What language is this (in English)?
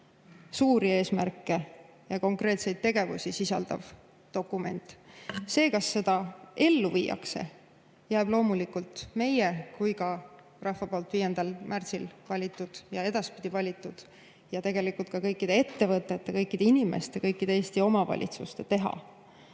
Estonian